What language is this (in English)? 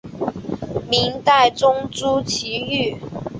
Chinese